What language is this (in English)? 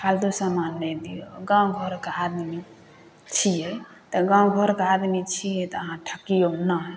Maithili